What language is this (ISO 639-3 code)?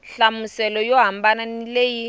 tso